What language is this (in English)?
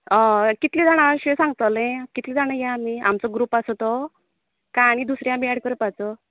Konkani